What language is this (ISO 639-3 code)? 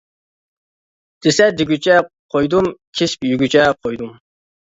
uig